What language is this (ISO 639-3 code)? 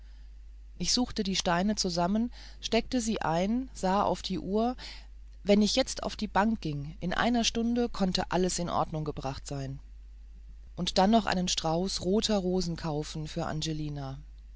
deu